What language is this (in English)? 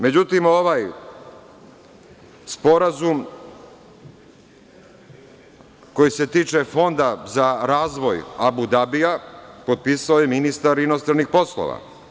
Serbian